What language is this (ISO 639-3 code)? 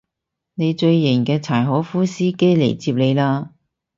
yue